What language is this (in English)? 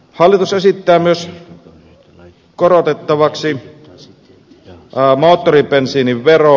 Finnish